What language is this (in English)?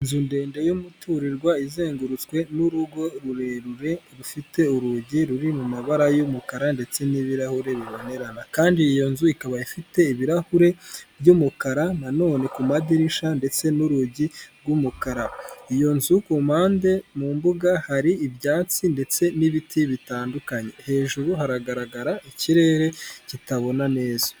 Kinyarwanda